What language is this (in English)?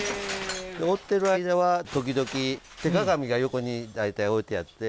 Japanese